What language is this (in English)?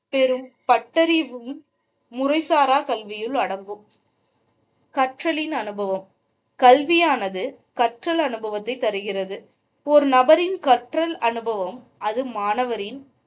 Tamil